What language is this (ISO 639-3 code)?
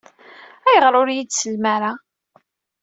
kab